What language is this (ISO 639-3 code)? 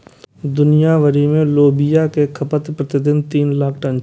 mai